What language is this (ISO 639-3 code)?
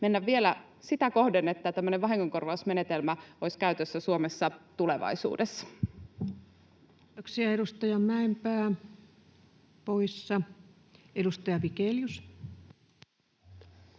fin